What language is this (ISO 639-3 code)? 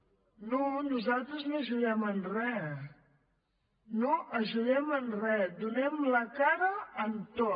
cat